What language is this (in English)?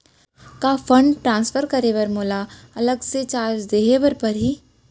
Chhattisgarhi